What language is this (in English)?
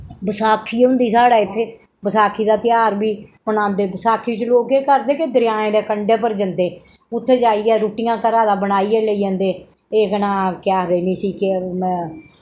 Dogri